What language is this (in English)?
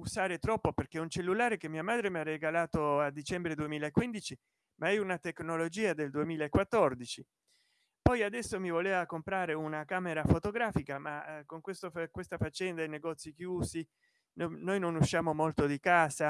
Italian